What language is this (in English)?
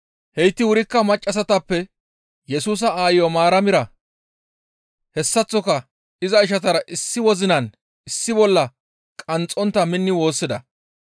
Gamo